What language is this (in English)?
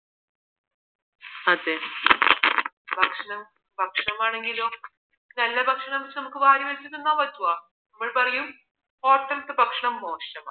Malayalam